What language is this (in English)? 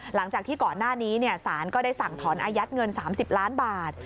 Thai